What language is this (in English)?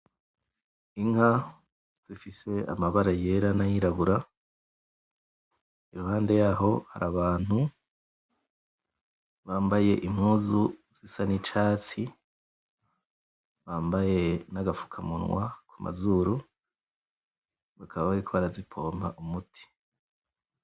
Rundi